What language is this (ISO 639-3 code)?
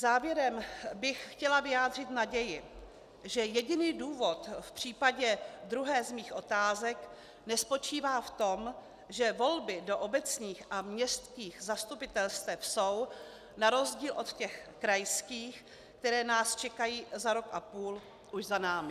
ces